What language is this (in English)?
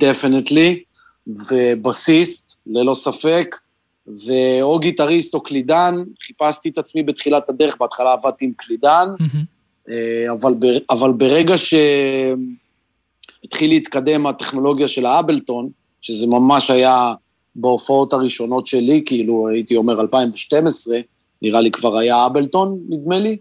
Hebrew